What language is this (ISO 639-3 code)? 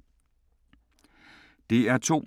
dan